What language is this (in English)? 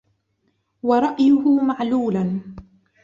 Arabic